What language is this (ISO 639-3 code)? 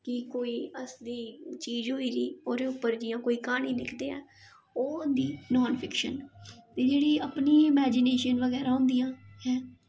doi